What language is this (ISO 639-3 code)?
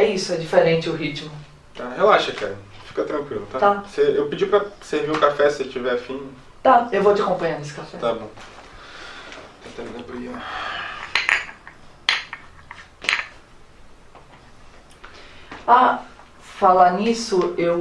por